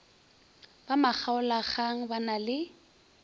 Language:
Northern Sotho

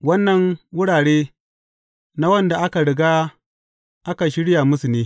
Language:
Hausa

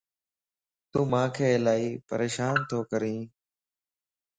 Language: Lasi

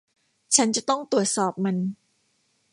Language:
Thai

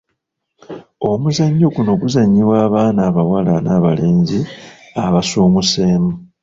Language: Ganda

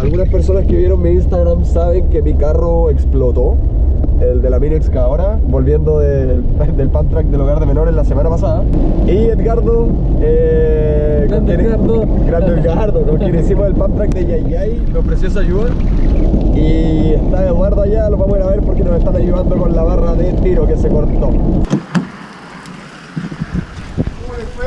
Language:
Spanish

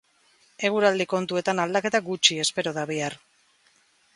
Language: Basque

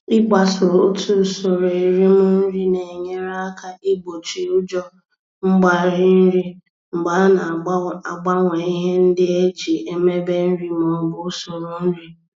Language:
Igbo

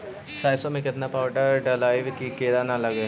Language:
Magahi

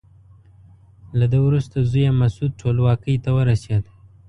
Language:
Pashto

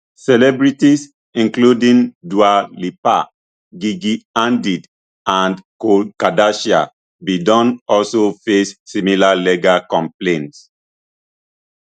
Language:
Nigerian Pidgin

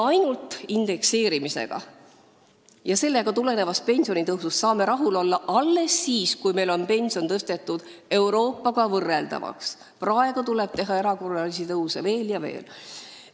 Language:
Estonian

